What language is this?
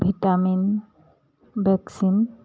Assamese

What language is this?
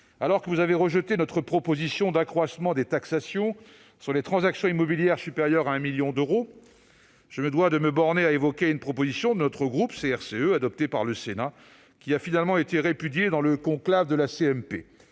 French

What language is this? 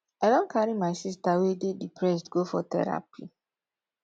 Nigerian Pidgin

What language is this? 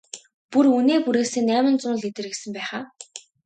Mongolian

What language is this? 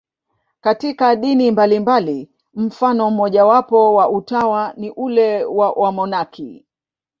Swahili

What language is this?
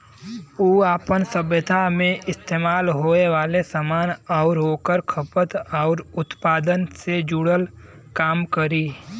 Bhojpuri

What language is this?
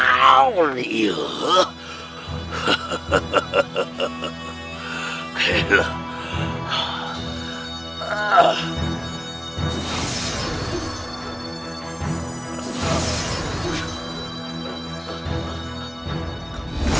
Indonesian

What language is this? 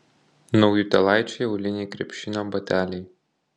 Lithuanian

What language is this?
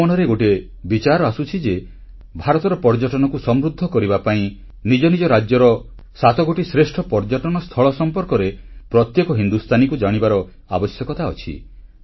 Odia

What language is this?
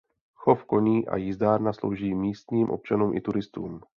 Czech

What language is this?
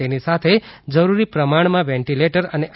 Gujarati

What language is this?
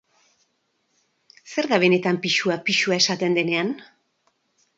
Basque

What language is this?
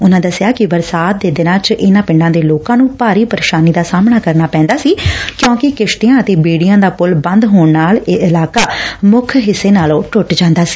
Punjabi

